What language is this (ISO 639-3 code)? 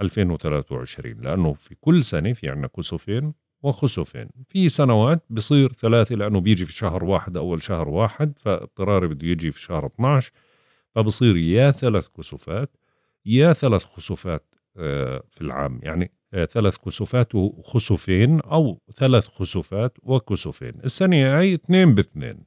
ara